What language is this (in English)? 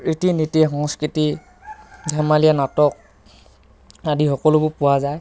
Assamese